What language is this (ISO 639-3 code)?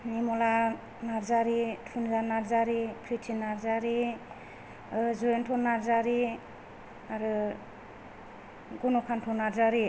brx